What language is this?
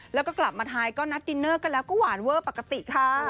Thai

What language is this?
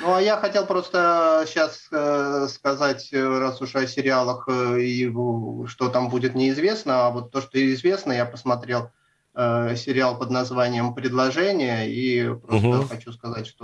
Russian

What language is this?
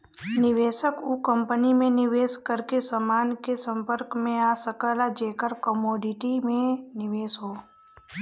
Bhojpuri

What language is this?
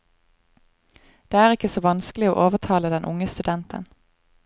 Norwegian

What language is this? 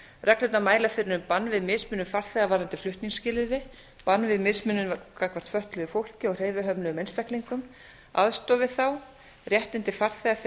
Icelandic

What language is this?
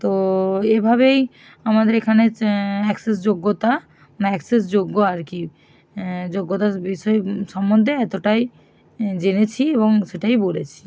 Bangla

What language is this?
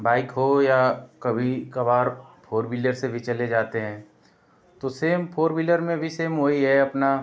Hindi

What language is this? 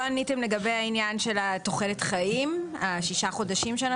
Hebrew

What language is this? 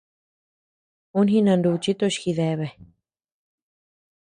Tepeuxila Cuicatec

